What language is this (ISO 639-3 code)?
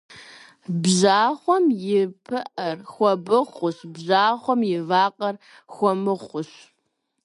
kbd